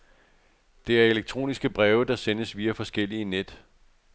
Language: Danish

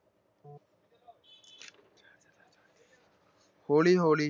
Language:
Punjabi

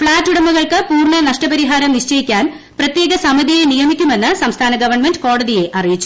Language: Malayalam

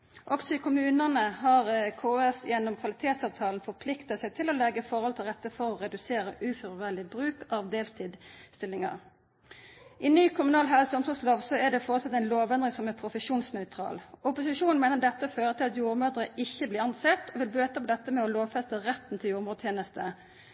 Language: Norwegian Nynorsk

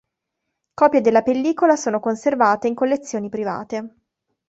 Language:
Italian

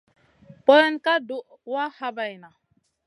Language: Masana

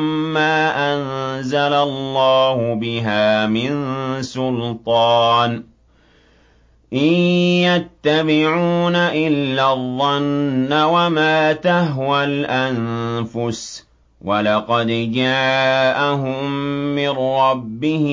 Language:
Arabic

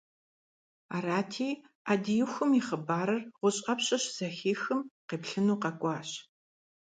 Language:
Kabardian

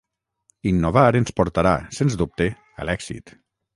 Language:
Catalan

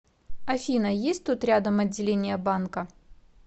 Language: Russian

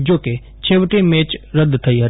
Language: Gujarati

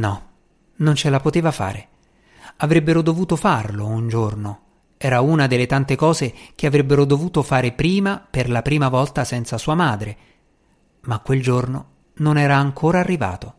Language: Italian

